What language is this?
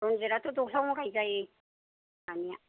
Bodo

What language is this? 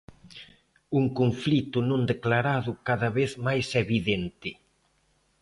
Galician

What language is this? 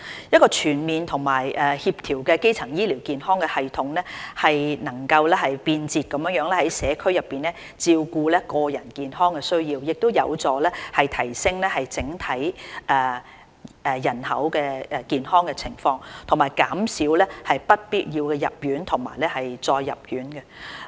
Cantonese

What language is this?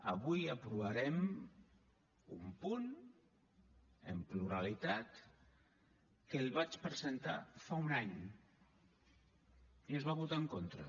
Catalan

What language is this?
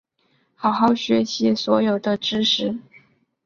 Chinese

